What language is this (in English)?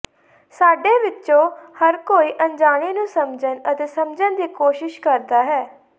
Punjabi